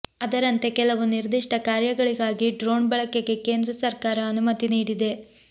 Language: Kannada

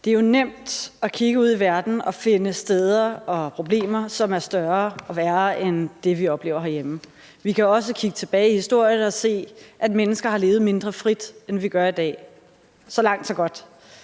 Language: Danish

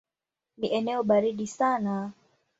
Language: Swahili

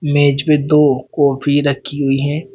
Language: Hindi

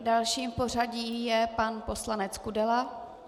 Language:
Czech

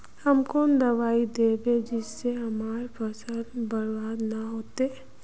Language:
Magahi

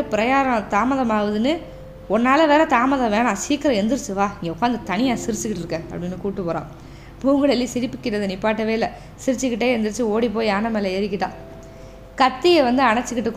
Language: Tamil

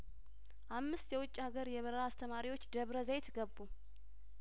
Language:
Amharic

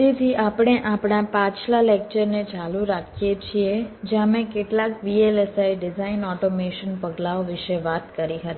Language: Gujarati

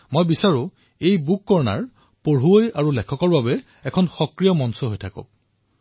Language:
Assamese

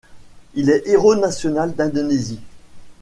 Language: French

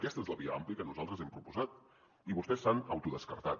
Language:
Catalan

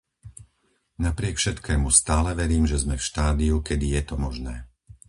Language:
Slovak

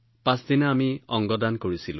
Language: Assamese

